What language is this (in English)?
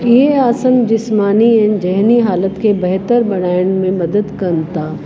Sindhi